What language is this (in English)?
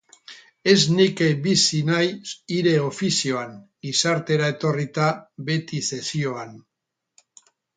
Basque